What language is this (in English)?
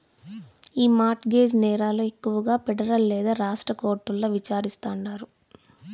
Telugu